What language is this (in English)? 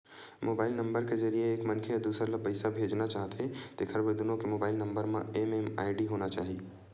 Chhattisgarhi